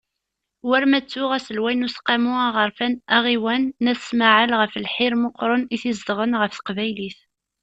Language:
Kabyle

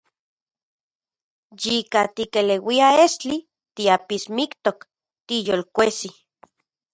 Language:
Central Puebla Nahuatl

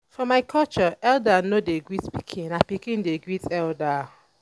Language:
Nigerian Pidgin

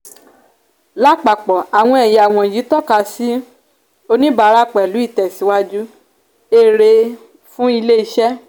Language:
Yoruba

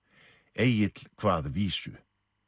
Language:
Icelandic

